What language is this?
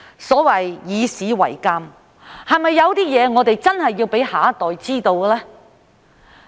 Cantonese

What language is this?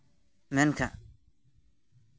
Santali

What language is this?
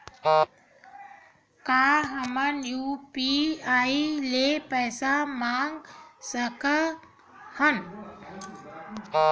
Chhattisgarhi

